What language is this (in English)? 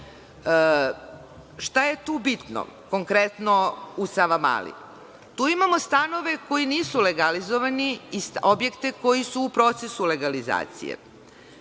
Serbian